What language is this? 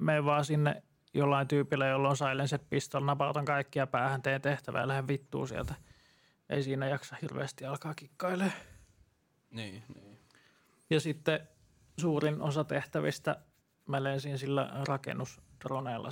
Finnish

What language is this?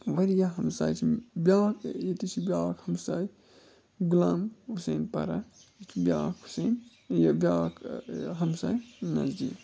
Kashmiri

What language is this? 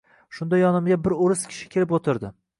Uzbek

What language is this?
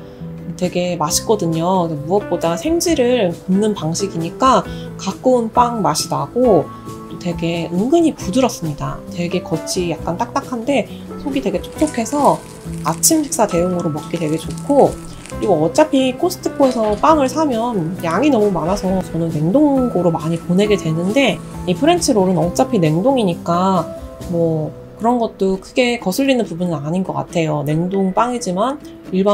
Korean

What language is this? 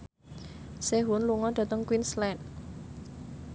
Javanese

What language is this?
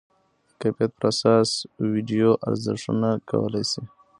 Pashto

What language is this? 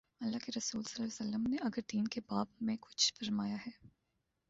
Urdu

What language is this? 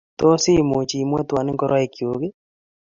Kalenjin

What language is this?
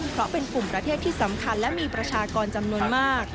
Thai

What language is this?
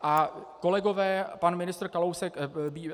Czech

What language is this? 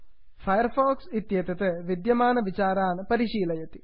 Sanskrit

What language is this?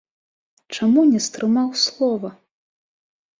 Belarusian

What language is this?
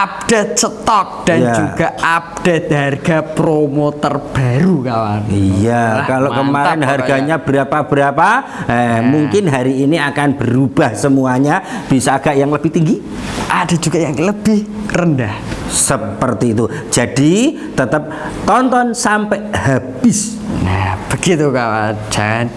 Indonesian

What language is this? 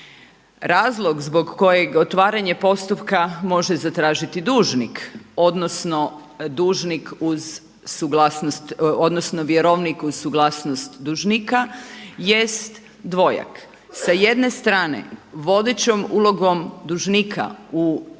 Croatian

